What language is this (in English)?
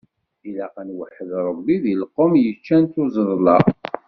Kabyle